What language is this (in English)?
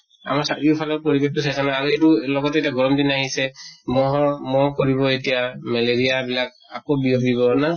Assamese